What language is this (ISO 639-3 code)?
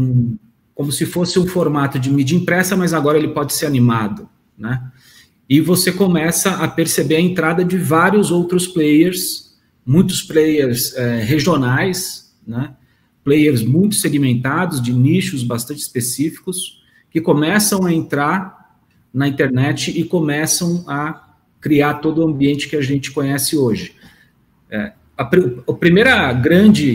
por